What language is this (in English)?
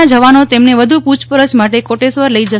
Gujarati